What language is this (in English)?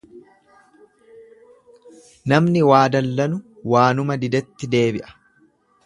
Oromo